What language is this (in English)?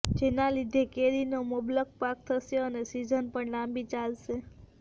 Gujarati